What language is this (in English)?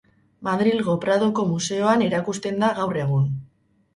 Basque